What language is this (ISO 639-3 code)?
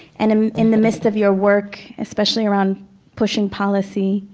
eng